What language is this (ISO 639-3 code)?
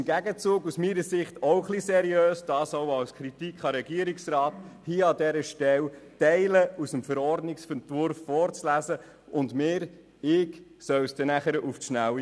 gsw